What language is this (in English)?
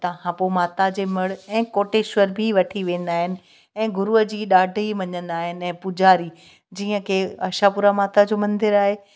Sindhi